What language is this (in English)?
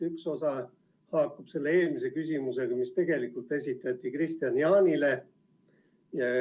Estonian